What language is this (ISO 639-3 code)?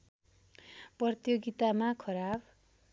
nep